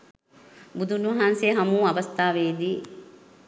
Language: Sinhala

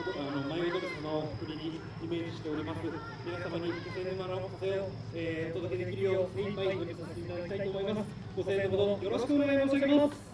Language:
Japanese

